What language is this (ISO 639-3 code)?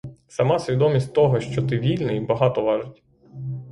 ukr